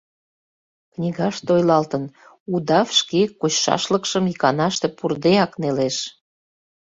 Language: Mari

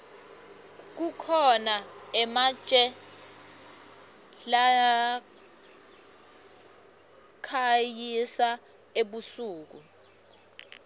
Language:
Swati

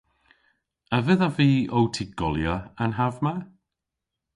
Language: Cornish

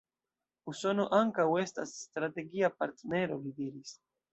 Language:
Esperanto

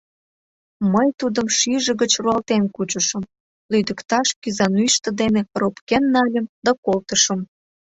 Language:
Mari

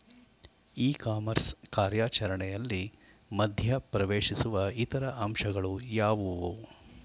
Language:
Kannada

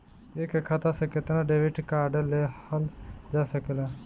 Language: Bhojpuri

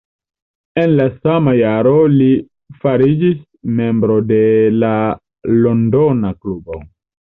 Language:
Esperanto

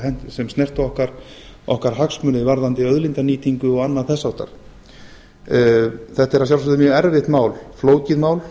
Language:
Icelandic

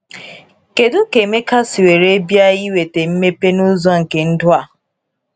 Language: Igbo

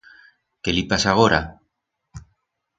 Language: Aragonese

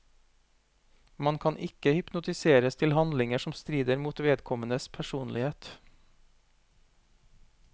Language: Norwegian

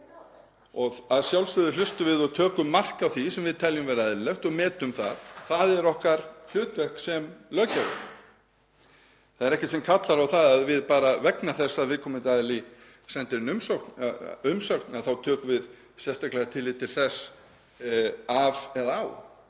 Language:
Icelandic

